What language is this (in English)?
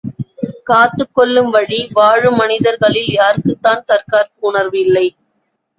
Tamil